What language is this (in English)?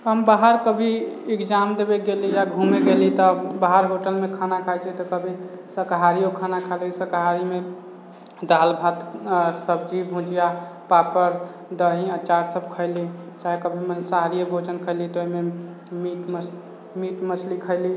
Maithili